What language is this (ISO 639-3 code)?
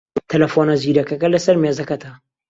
ckb